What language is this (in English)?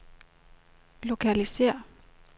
Danish